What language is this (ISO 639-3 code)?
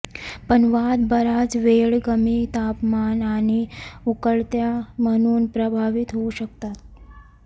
mar